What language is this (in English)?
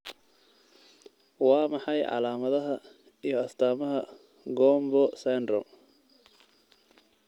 Somali